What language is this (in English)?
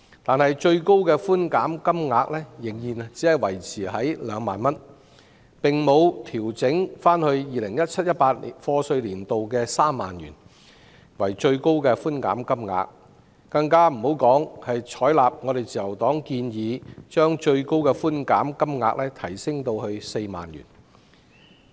Cantonese